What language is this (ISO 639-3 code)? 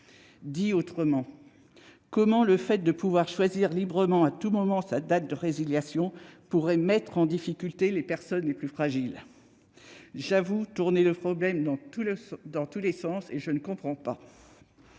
fra